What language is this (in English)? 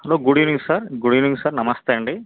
Telugu